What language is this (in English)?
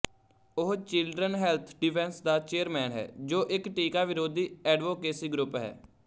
Punjabi